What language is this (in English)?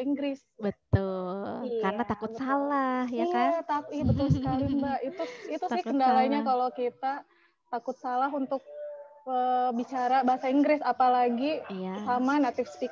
Indonesian